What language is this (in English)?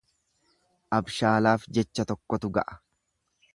Oromo